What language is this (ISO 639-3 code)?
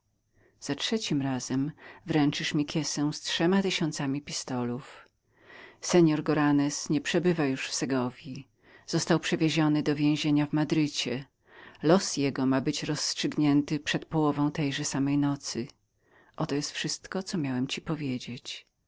pol